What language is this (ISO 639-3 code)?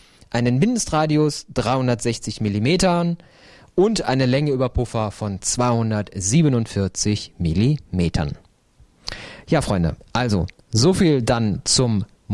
deu